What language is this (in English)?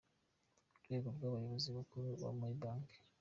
Kinyarwanda